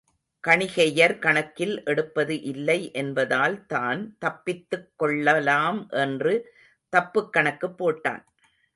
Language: Tamil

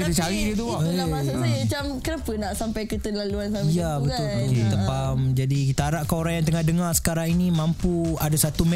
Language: Malay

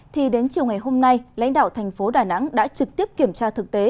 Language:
Vietnamese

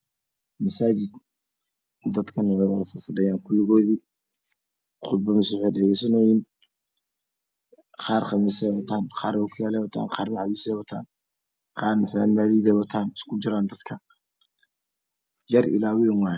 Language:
Somali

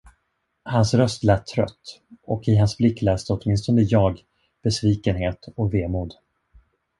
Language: Swedish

